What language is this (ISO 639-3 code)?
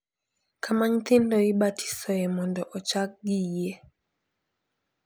luo